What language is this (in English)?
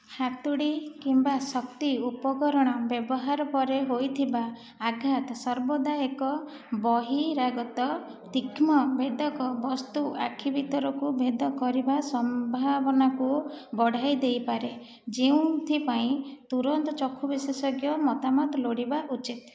Odia